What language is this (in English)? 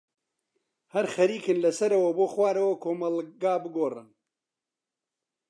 Central Kurdish